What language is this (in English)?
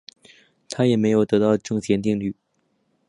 Chinese